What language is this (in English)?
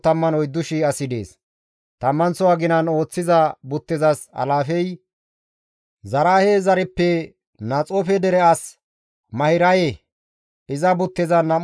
Gamo